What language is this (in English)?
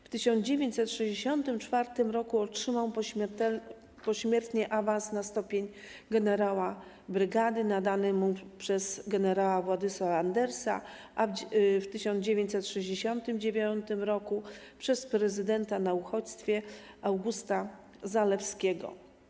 Polish